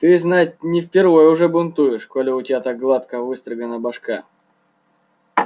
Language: Russian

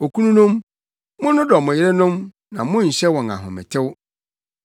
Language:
Akan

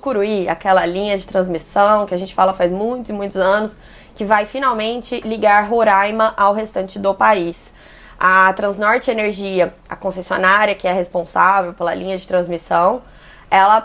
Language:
Portuguese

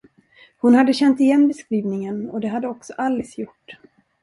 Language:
Swedish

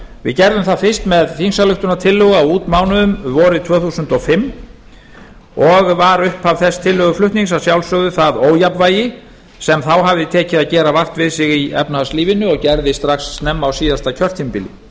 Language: Icelandic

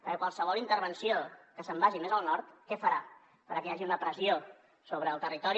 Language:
Catalan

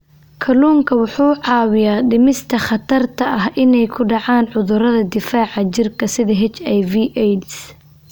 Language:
Somali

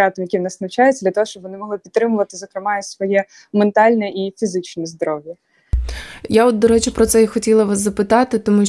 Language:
Ukrainian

